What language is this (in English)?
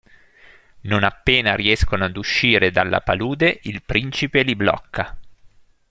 Italian